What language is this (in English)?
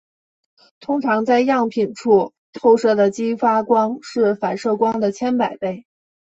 Chinese